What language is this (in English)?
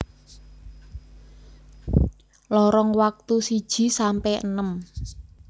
Javanese